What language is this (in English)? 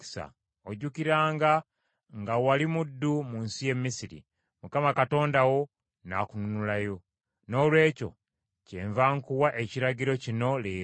Ganda